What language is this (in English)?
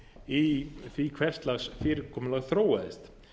Icelandic